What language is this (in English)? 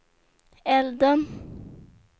Swedish